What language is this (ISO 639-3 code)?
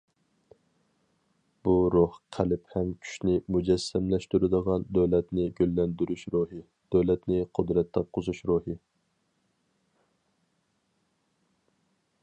uig